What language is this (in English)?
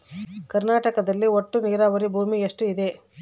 Kannada